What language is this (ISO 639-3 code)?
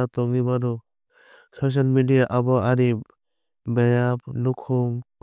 trp